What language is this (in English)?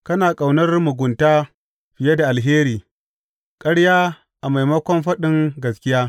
Hausa